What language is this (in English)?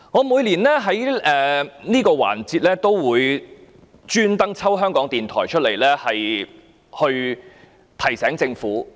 Cantonese